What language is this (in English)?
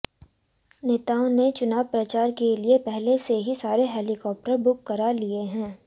Hindi